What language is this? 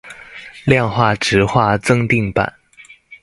Chinese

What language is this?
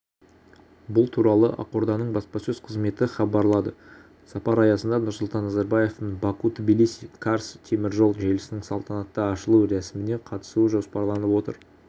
Kazakh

